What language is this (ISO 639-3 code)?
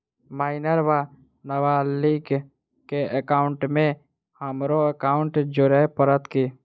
mai